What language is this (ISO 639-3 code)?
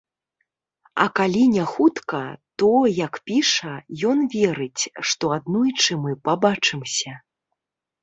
bel